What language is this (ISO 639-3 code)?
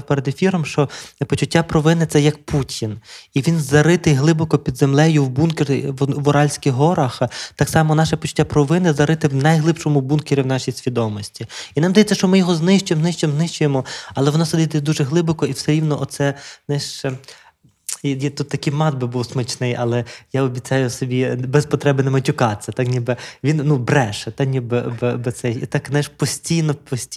ukr